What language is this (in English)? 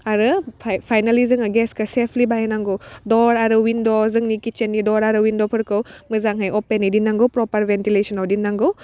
Bodo